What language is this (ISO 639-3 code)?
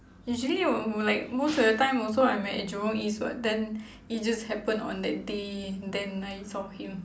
eng